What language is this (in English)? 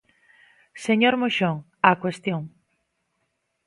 Galician